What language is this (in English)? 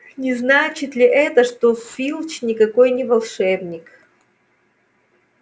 Russian